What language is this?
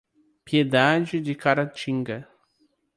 Portuguese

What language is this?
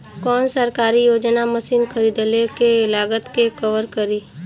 Bhojpuri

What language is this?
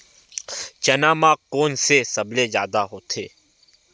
Chhattisgarhi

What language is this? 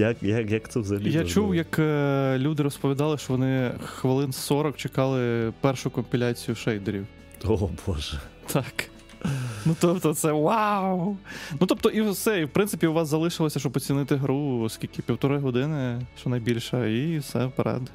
Ukrainian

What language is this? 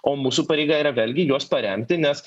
Lithuanian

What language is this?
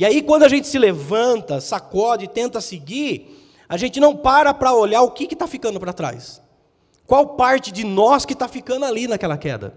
Portuguese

